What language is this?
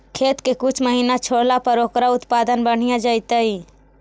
Magahi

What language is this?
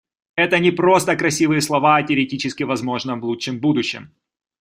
Russian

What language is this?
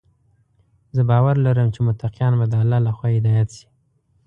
Pashto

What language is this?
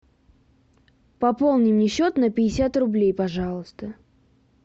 Russian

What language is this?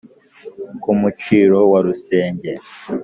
Kinyarwanda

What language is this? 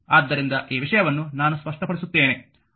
Kannada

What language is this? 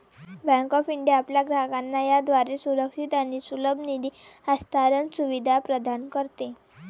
Marathi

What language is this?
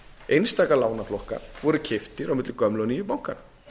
Icelandic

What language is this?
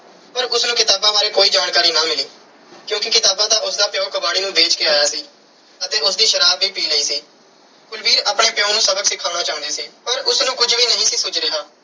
Punjabi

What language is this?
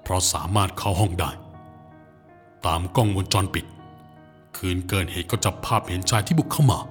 Thai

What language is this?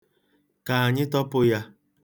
Igbo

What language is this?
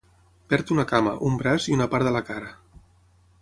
Catalan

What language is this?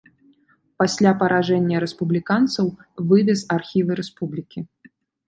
Belarusian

